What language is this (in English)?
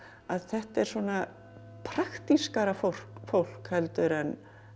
Icelandic